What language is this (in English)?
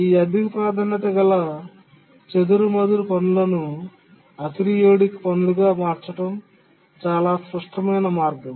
Telugu